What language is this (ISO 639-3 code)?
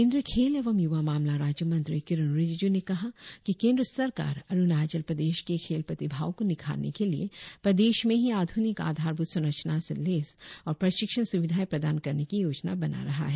hin